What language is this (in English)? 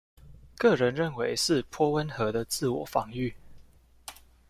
Chinese